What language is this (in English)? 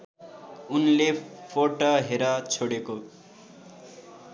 Nepali